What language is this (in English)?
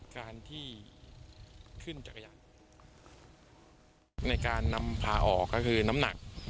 Thai